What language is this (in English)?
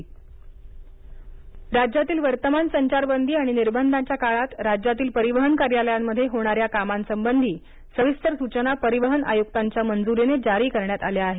Marathi